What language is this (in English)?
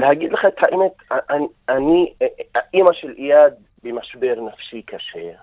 Hebrew